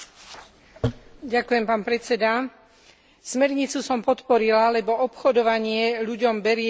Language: Slovak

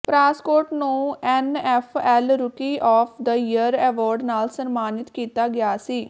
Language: Punjabi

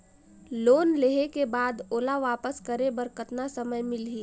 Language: Chhattisgarhi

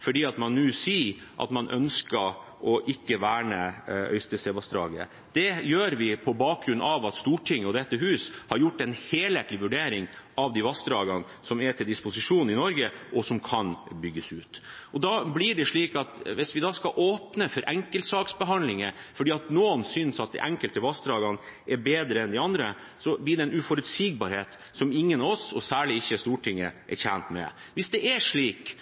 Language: Norwegian Bokmål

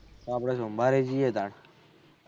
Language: Gujarati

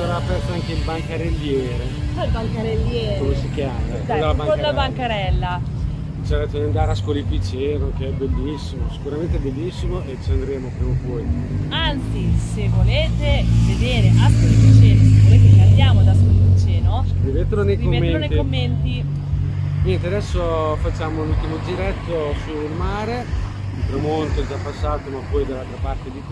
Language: Italian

